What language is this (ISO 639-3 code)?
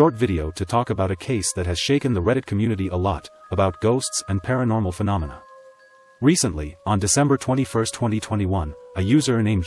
eng